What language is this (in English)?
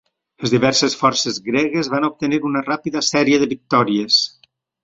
Catalan